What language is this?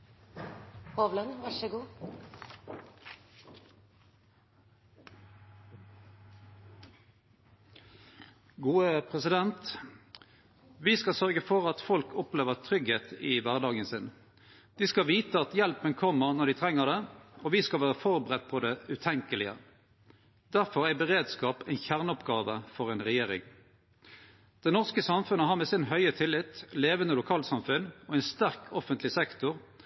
Norwegian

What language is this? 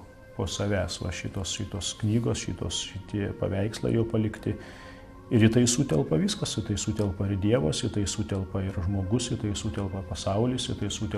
Lithuanian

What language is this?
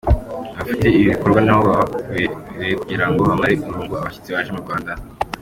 Kinyarwanda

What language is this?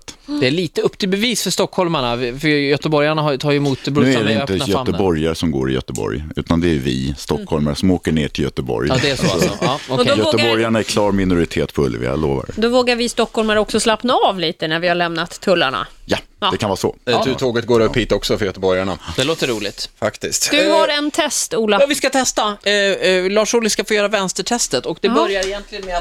Swedish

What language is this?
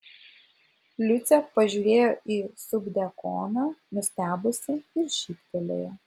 Lithuanian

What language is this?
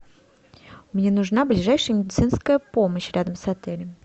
Russian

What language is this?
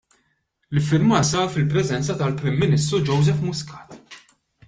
Maltese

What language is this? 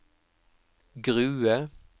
Norwegian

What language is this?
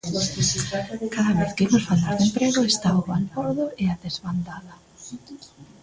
Galician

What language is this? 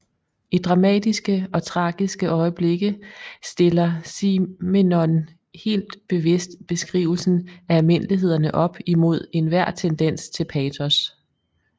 Danish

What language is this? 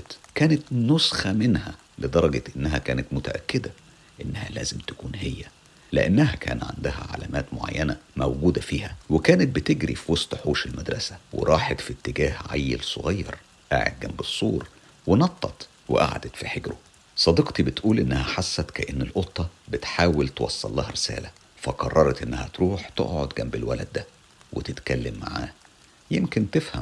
Arabic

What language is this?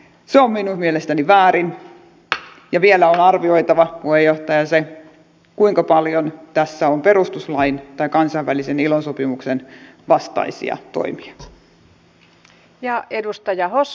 Finnish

